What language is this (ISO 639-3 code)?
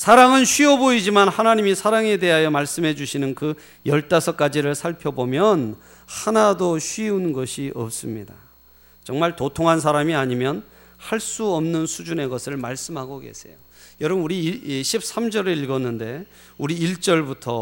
kor